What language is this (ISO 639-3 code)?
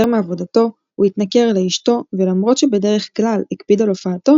heb